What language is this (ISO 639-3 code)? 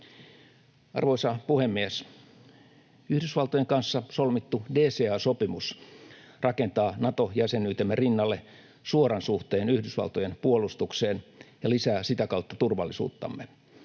fin